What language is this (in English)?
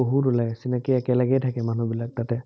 Assamese